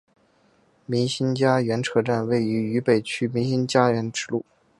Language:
Chinese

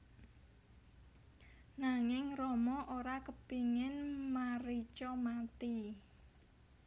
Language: Javanese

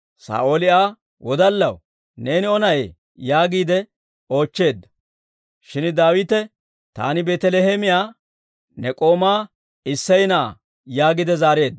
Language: Dawro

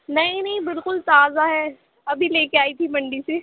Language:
Urdu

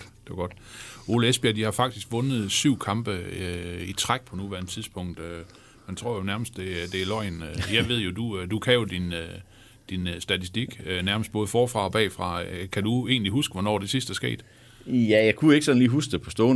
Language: Danish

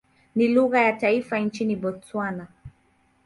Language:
Swahili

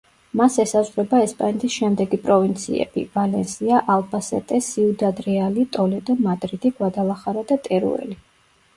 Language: Georgian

